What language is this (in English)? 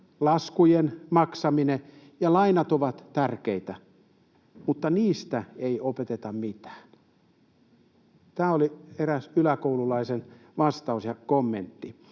Finnish